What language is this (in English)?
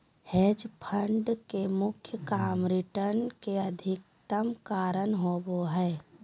Magahi